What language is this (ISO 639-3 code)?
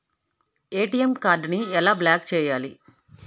tel